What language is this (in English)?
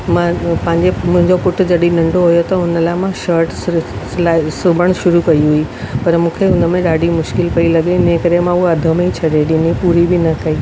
Sindhi